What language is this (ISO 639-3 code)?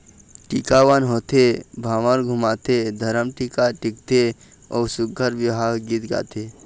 hne